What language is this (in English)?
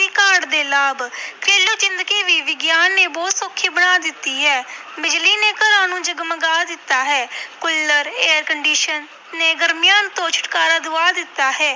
Punjabi